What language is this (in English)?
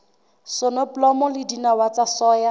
Southern Sotho